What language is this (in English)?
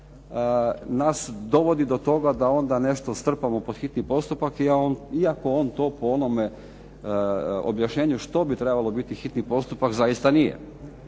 Croatian